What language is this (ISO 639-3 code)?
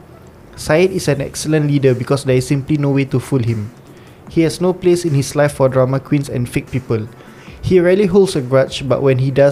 msa